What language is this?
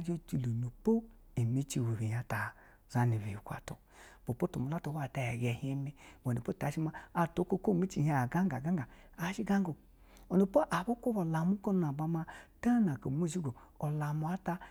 Basa (Nigeria)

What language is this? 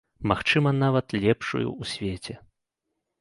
Belarusian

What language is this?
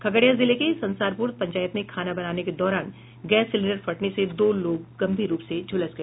Hindi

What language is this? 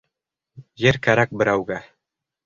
Bashkir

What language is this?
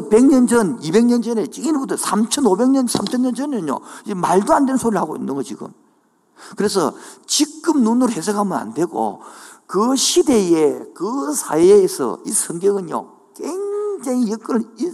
Korean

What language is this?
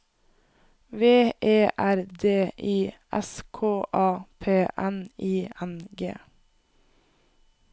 Norwegian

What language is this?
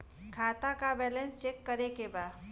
Bhojpuri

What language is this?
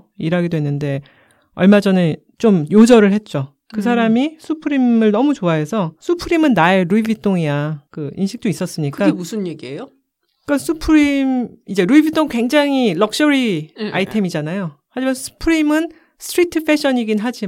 Korean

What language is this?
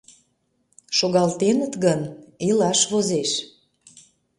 Mari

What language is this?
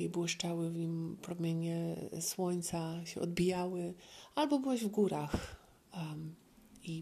Polish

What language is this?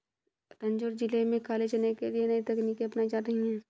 Hindi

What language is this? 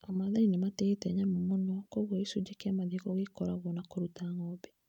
Kikuyu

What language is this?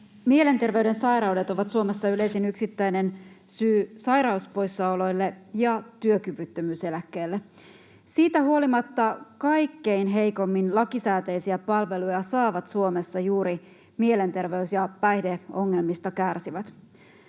Finnish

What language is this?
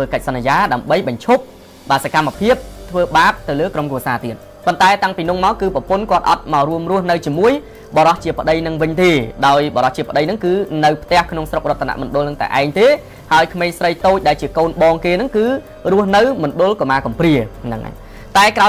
Vietnamese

